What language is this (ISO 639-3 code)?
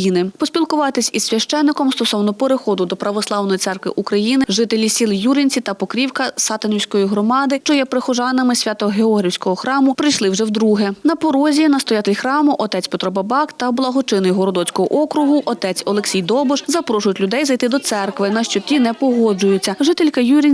ukr